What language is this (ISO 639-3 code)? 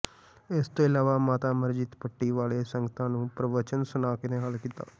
pan